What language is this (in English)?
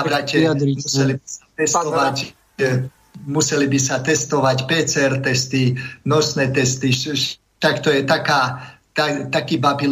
Slovak